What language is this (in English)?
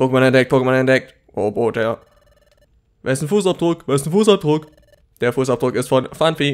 German